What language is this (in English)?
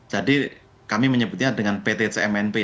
Indonesian